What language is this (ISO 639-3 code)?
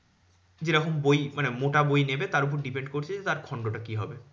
ben